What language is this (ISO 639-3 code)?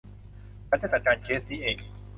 tha